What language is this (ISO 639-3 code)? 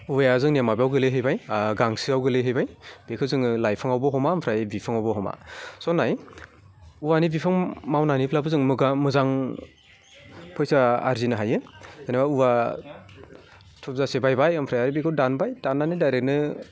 brx